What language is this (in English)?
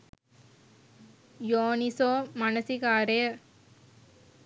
Sinhala